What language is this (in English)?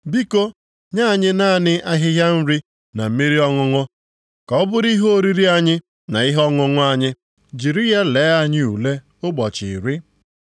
Igbo